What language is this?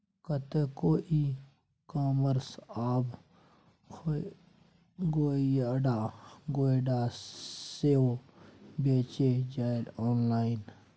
Maithili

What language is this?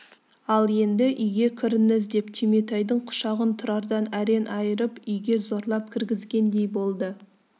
Kazakh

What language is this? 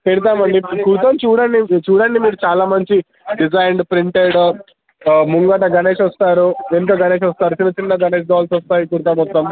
Telugu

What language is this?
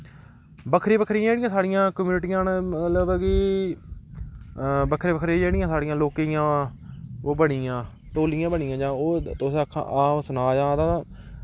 Dogri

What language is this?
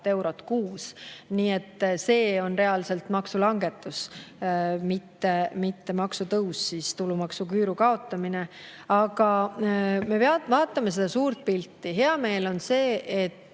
Estonian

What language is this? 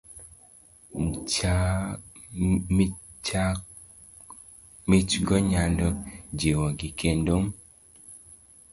Luo (Kenya and Tanzania)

